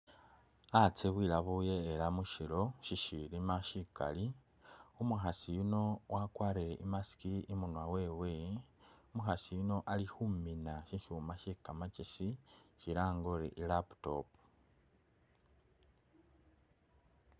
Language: Masaaba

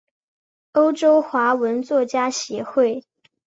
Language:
Chinese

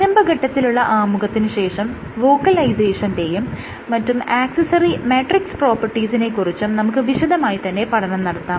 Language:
Malayalam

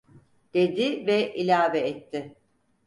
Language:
Turkish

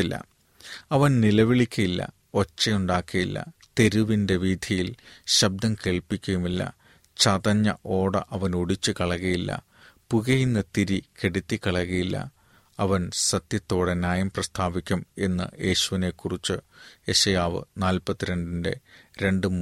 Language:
Malayalam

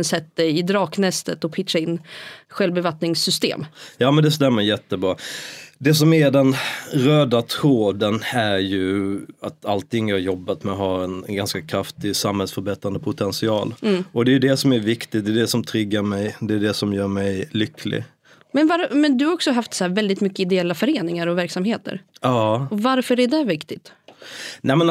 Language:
Swedish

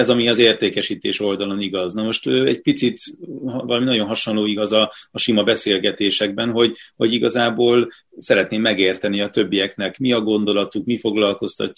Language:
Hungarian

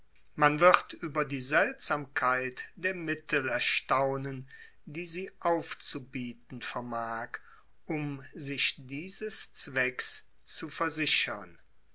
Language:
German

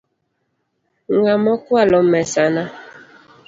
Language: Luo (Kenya and Tanzania)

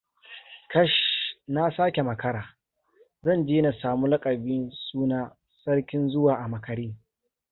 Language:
Hausa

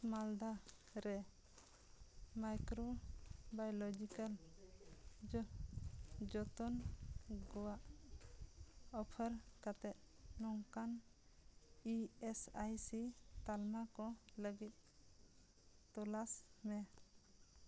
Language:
Santali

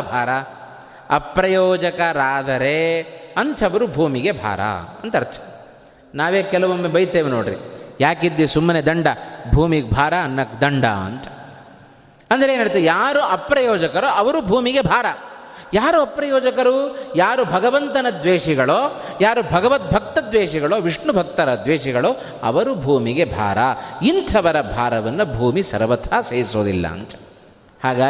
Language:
Kannada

